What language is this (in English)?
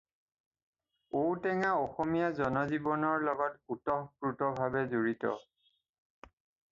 Assamese